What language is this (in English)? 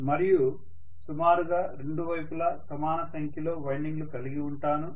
Telugu